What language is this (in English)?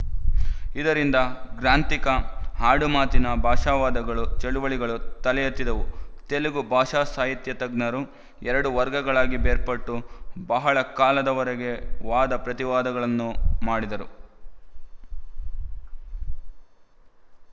Kannada